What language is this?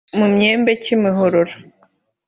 Kinyarwanda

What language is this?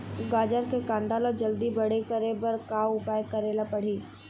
Chhattisgarhi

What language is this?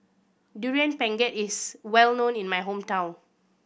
English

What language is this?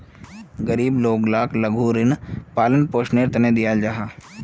Magahi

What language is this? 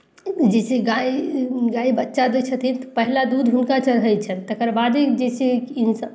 Maithili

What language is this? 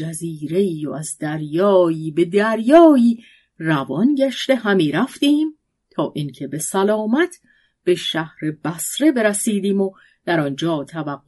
Persian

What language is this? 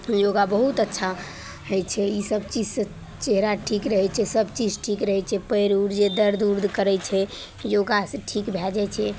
Maithili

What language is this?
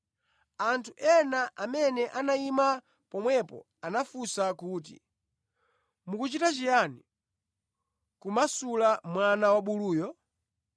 Nyanja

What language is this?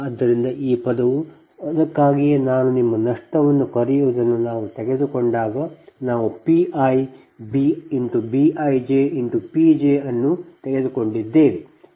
Kannada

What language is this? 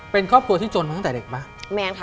Thai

